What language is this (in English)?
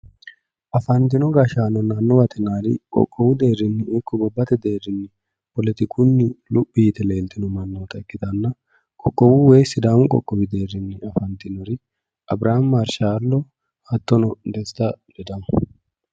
Sidamo